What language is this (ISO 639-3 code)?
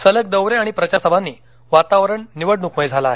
mar